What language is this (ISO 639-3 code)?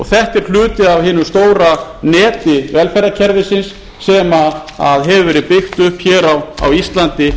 isl